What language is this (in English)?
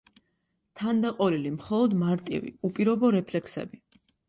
Georgian